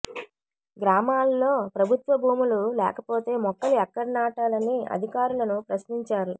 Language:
Telugu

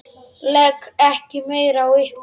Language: Icelandic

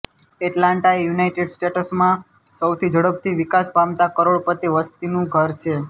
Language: Gujarati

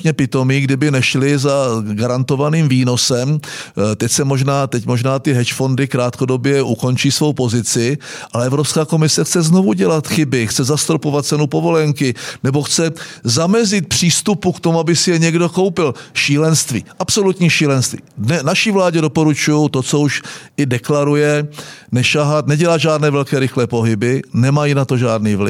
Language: Czech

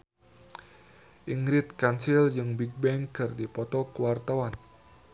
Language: Sundanese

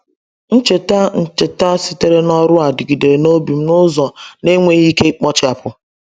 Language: Igbo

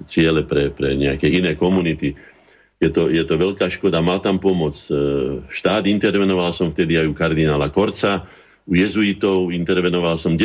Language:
Slovak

